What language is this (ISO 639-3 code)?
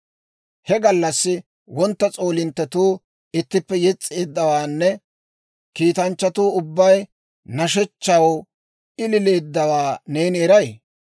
dwr